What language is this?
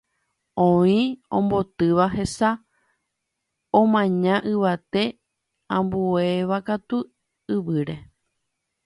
Guarani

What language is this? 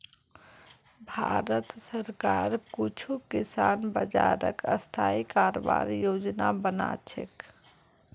Magahi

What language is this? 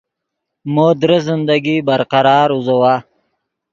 Yidgha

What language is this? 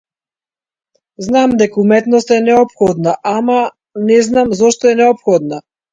Macedonian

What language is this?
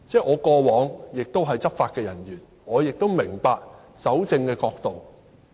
Cantonese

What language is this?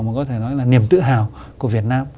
Vietnamese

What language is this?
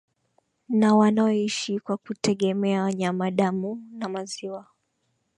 Swahili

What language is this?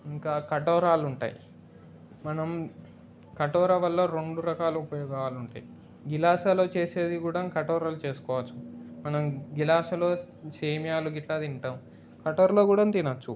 Telugu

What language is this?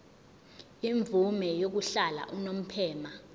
Zulu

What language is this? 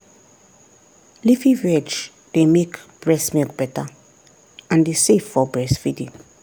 Nigerian Pidgin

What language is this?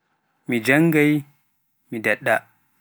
Pular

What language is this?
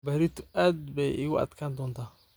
Somali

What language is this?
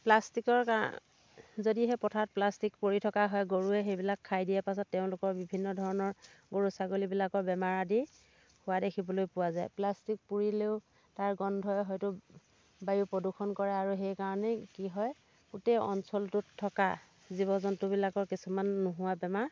Assamese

